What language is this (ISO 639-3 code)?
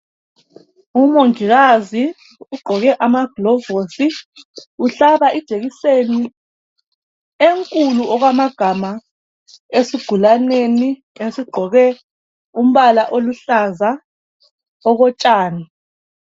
nde